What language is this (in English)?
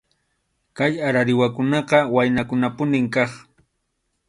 Arequipa-La Unión Quechua